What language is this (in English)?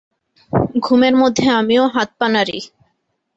Bangla